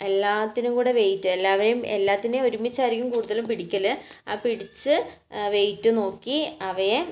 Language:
Malayalam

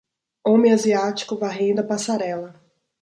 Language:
Portuguese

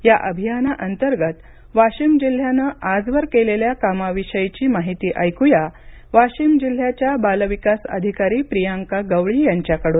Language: Marathi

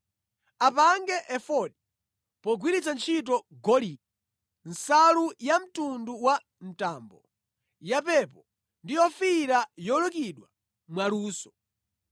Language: Nyanja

